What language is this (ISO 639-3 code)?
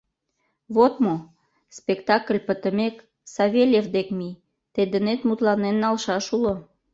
chm